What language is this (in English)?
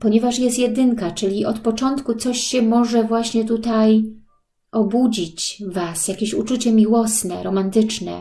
Polish